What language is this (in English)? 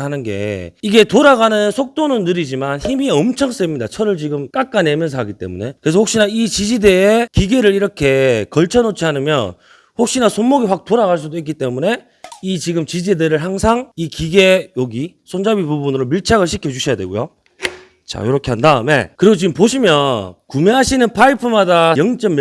Korean